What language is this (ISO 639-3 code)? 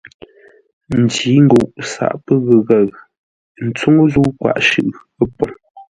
nla